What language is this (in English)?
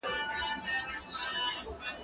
Pashto